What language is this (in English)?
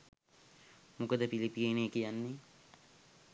Sinhala